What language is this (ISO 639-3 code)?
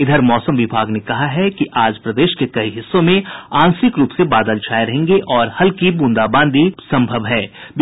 hin